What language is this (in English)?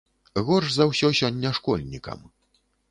Belarusian